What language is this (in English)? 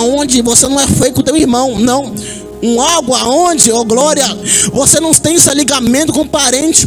Portuguese